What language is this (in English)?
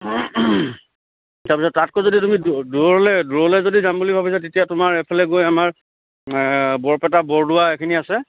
Assamese